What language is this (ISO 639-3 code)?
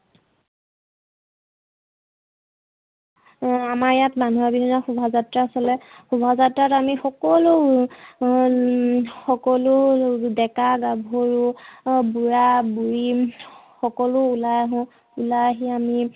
asm